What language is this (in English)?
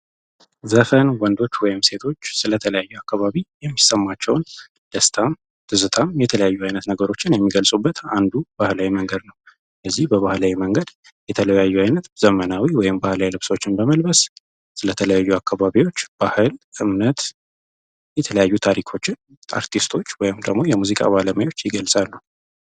Amharic